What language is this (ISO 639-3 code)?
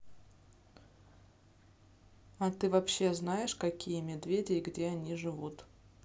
rus